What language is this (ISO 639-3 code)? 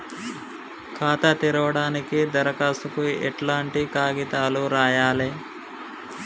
tel